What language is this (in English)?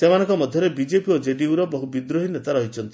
Odia